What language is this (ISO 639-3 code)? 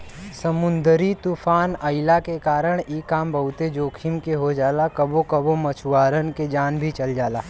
bho